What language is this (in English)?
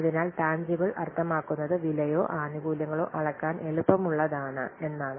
Malayalam